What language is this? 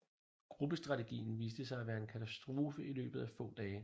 Danish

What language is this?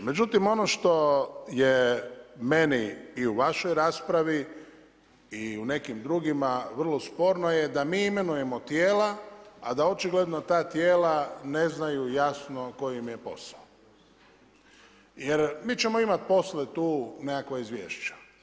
Croatian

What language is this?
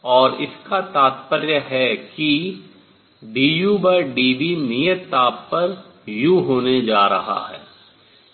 Hindi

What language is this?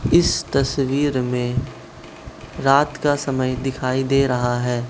Hindi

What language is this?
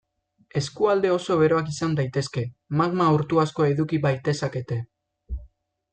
Basque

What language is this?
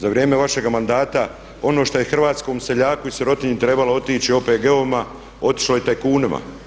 Croatian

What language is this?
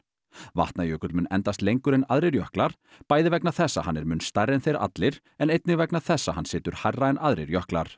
Icelandic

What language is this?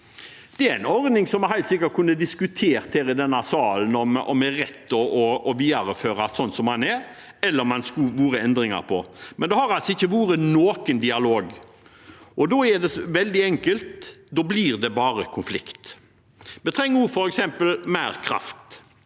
Norwegian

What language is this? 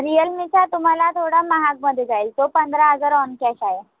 Marathi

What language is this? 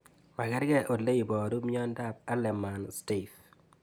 Kalenjin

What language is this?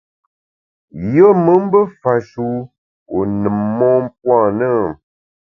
Bamun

